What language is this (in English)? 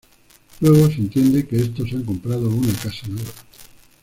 Spanish